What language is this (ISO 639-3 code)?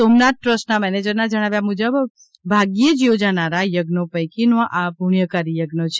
guj